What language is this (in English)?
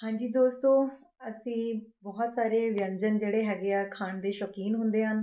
Punjabi